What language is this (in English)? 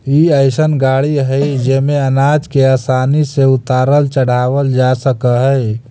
Magahi